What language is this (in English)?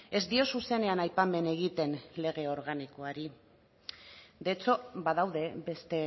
Basque